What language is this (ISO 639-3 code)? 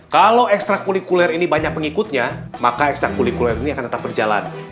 ind